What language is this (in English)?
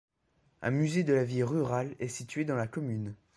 French